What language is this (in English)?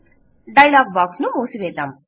Telugu